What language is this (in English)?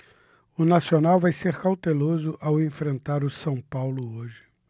Portuguese